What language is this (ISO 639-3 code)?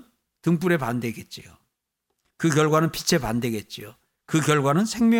kor